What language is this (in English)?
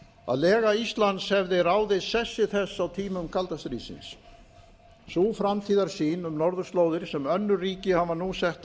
Icelandic